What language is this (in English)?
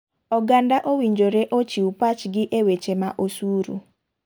Luo (Kenya and Tanzania)